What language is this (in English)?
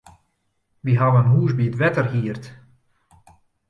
Western Frisian